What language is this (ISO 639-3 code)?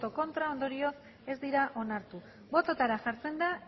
eus